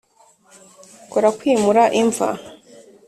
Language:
Kinyarwanda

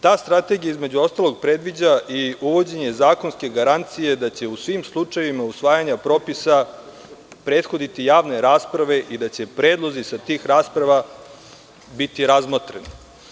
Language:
Serbian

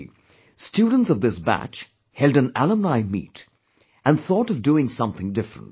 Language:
English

